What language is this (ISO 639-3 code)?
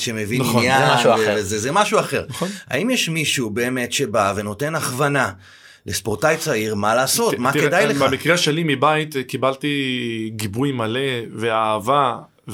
heb